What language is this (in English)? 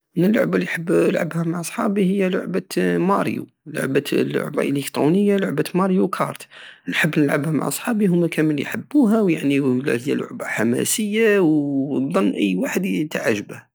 Algerian Saharan Arabic